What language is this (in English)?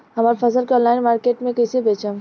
Bhojpuri